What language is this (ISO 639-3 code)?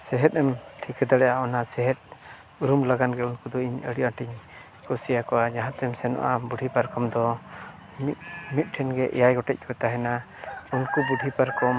sat